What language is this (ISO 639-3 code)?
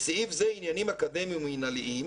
heb